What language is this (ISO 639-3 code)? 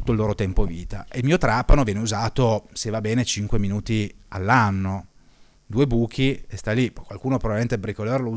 ita